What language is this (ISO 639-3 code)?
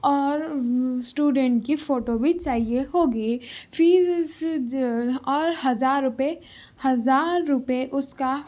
urd